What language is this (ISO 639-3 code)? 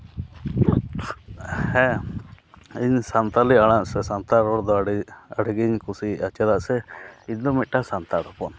sat